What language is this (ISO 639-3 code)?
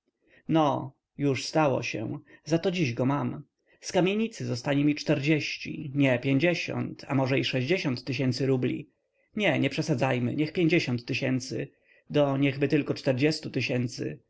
pol